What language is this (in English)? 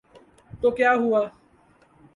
Urdu